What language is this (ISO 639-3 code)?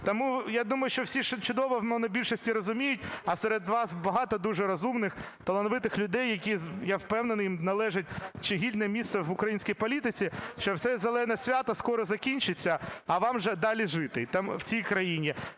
ukr